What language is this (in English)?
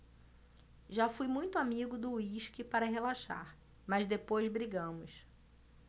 Portuguese